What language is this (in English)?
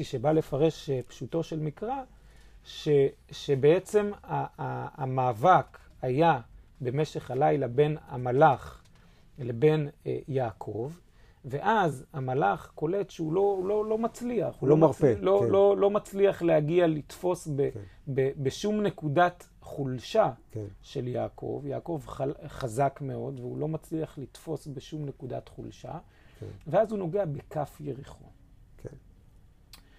Hebrew